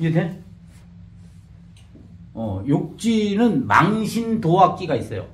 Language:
Korean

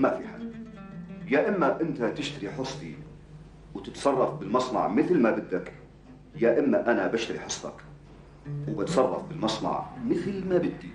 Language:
Arabic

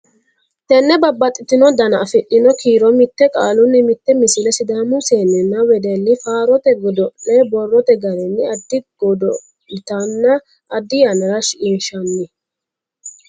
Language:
Sidamo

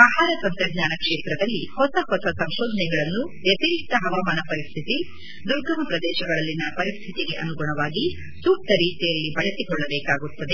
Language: Kannada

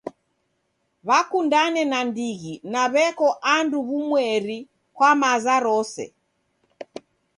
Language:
Taita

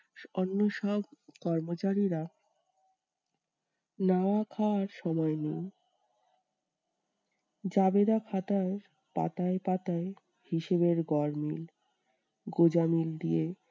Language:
Bangla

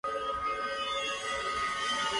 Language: Japanese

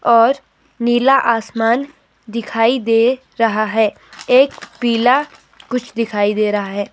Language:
Hindi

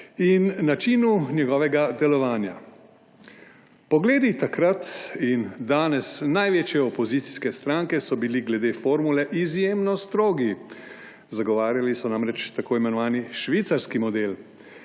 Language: Slovenian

